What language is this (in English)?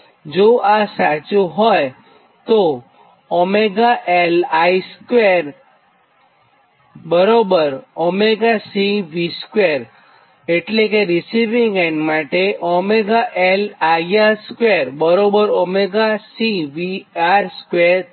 Gujarati